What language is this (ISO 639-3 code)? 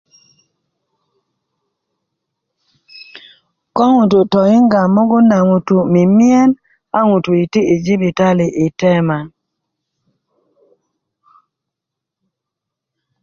ukv